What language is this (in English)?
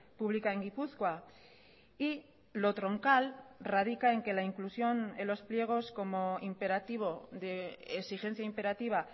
Spanish